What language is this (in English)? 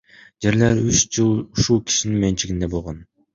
Kyrgyz